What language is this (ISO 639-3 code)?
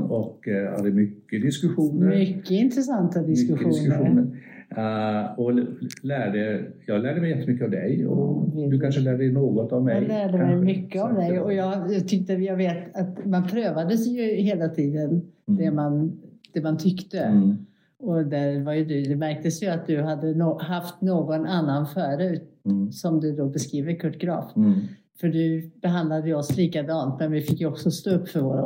swe